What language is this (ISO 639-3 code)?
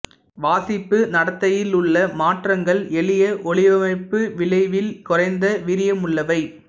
tam